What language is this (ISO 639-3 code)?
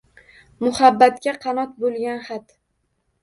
uzb